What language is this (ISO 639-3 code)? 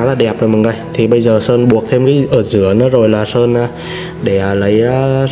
vie